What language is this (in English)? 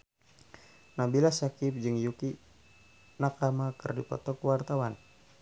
Sundanese